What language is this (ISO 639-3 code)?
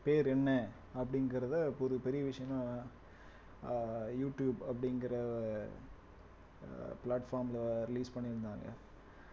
tam